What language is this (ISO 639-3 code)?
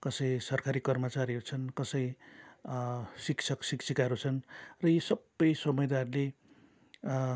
nep